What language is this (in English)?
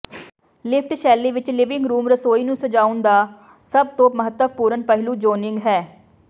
Punjabi